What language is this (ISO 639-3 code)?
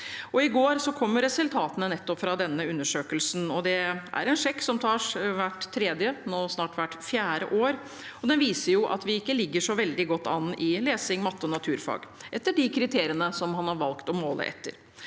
nor